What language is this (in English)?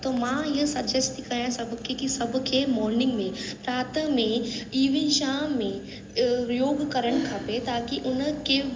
Sindhi